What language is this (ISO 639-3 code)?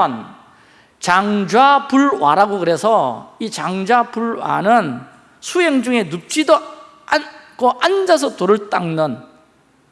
kor